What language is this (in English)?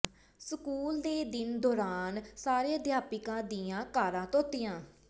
Punjabi